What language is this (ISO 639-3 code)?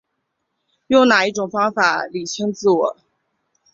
zho